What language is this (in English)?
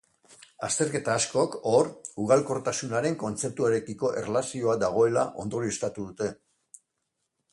Basque